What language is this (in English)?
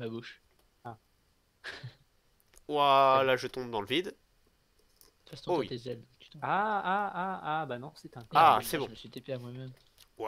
French